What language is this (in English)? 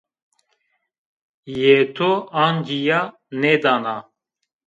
Zaza